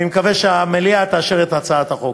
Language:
Hebrew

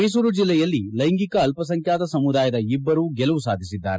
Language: Kannada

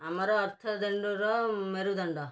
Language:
Odia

